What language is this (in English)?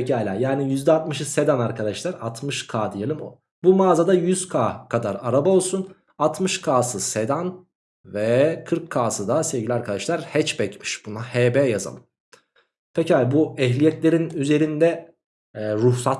Turkish